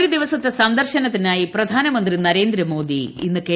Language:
Malayalam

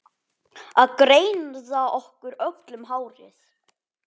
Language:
Icelandic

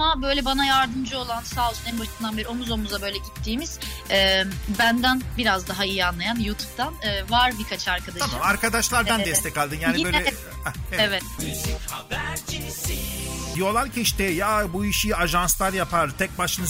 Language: Turkish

